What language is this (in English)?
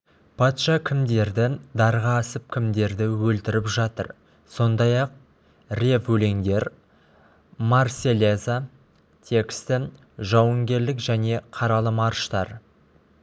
Kazakh